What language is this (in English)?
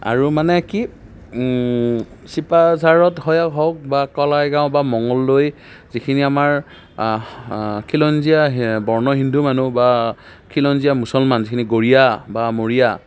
Assamese